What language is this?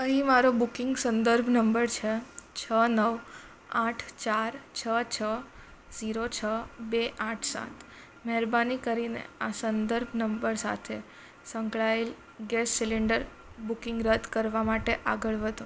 Gujarati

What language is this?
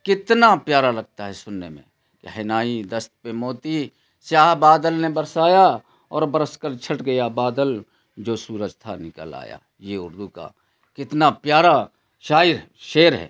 Urdu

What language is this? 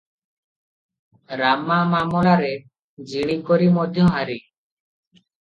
Odia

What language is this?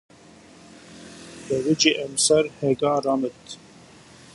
Zaza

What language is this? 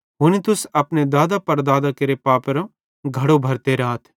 Bhadrawahi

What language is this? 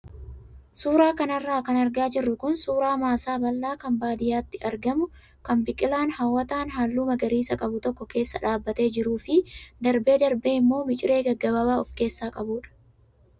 Oromo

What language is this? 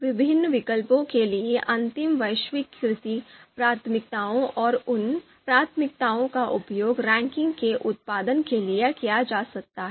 Hindi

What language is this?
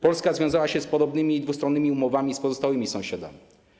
Polish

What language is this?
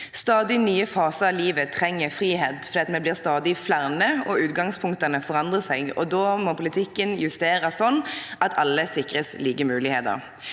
Norwegian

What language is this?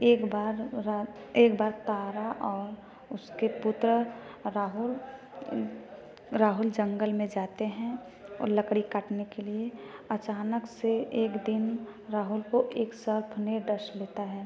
Hindi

